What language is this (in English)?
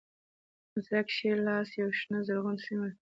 Pashto